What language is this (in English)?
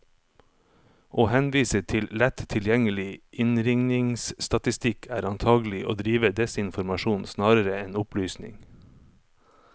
Norwegian